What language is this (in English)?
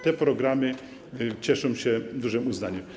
Polish